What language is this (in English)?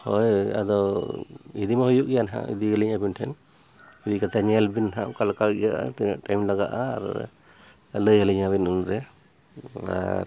Santali